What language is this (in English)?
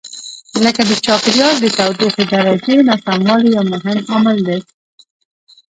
Pashto